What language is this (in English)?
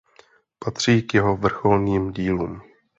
Czech